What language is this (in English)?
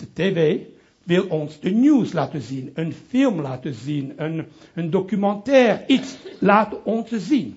Dutch